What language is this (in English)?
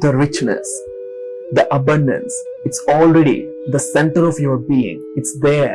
Vietnamese